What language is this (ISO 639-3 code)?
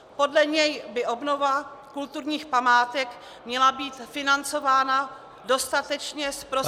ces